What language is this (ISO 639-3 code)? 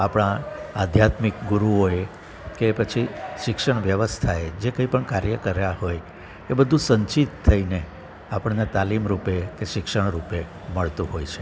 guj